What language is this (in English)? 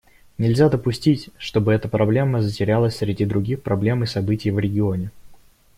Russian